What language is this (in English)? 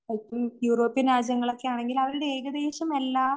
Malayalam